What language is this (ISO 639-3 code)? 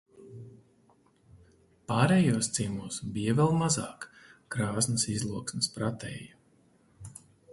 lav